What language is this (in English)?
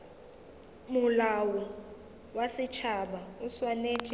Northern Sotho